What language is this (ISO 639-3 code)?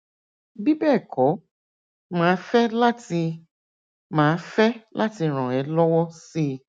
yor